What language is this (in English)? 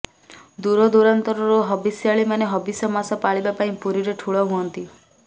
Odia